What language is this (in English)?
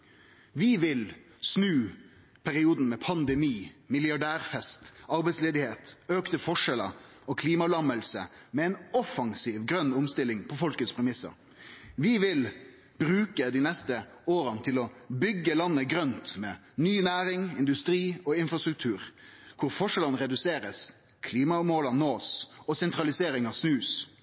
Norwegian Nynorsk